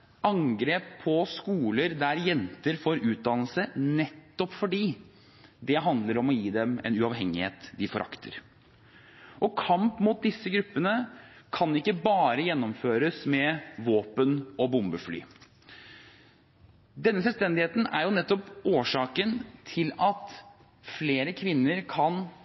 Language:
Norwegian Bokmål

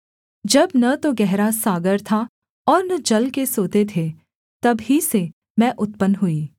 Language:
Hindi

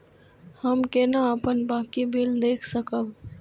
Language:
Maithili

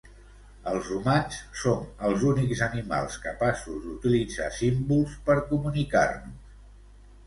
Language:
Catalan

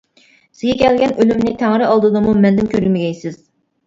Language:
Uyghur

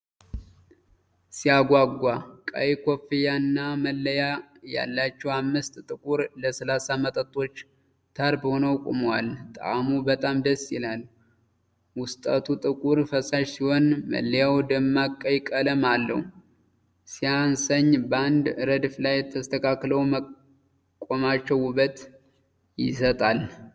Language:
Amharic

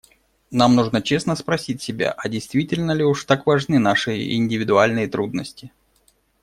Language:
Russian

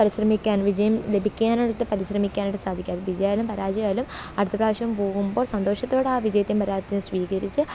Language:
Malayalam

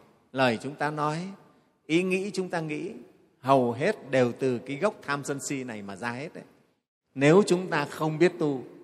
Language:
Vietnamese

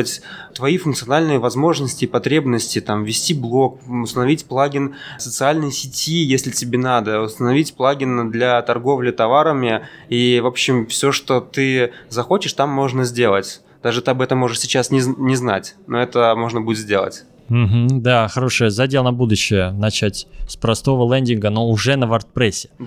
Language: Russian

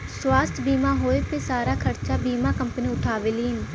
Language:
Bhojpuri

